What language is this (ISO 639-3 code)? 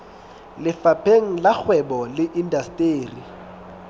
sot